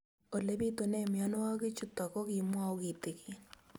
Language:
Kalenjin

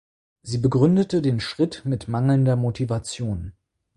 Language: German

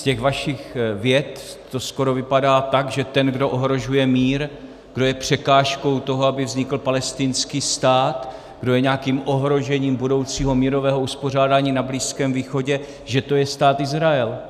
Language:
Czech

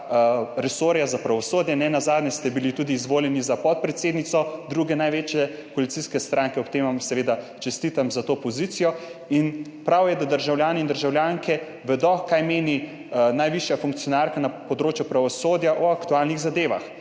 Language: Slovenian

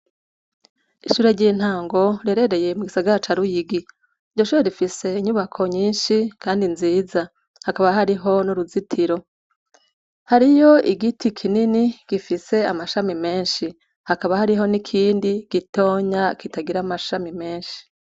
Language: Rundi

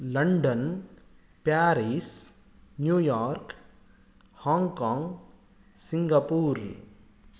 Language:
Sanskrit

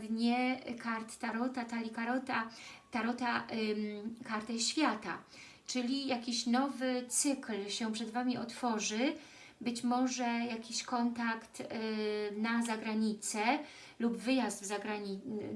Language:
Polish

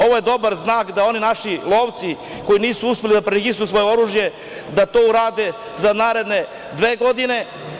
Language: Serbian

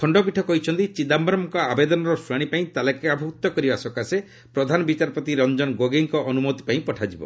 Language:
Odia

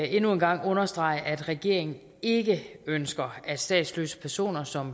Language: Danish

